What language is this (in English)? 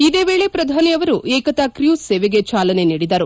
Kannada